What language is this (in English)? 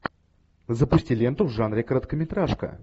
Russian